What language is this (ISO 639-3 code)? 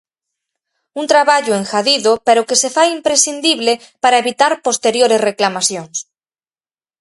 glg